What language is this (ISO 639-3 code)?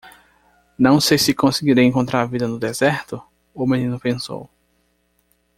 por